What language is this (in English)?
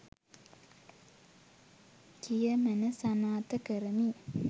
Sinhala